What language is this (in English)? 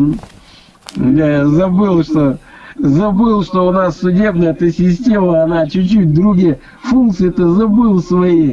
Russian